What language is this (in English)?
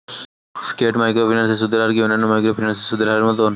Bangla